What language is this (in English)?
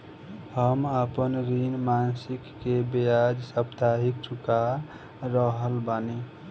Bhojpuri